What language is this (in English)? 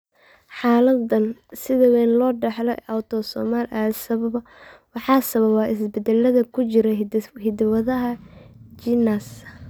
Somali